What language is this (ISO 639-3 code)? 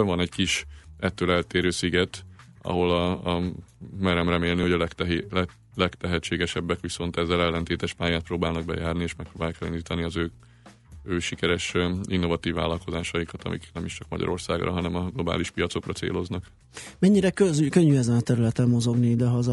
hun